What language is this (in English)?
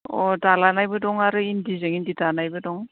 Bodo